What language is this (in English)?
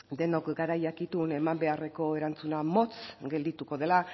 Basque